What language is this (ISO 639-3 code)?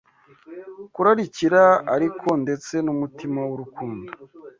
kin